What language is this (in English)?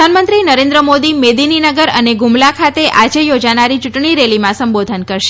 Gujarati